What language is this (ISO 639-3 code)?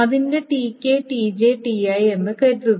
mal